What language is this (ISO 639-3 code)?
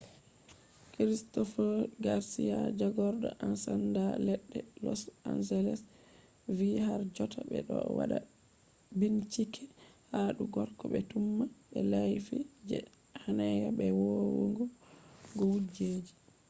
ful